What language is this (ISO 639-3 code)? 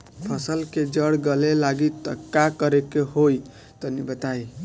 bho